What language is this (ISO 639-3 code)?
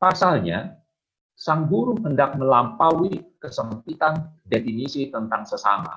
ind